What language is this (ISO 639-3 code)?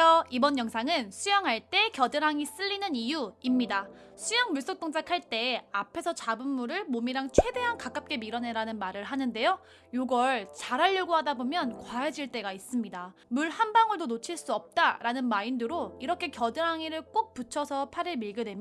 kor